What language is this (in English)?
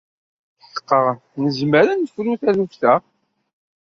Kabyle